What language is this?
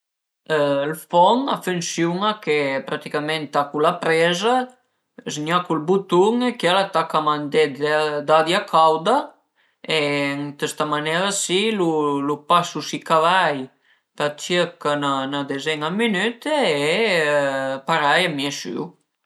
Piedmontese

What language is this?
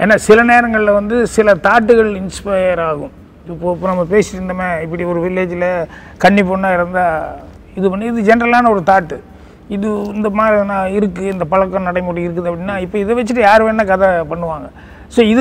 Tamil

